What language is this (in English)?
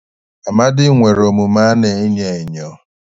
Igbo